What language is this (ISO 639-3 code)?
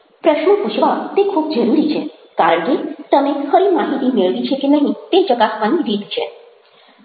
guj